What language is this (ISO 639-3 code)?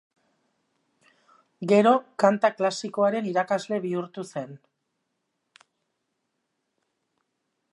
eus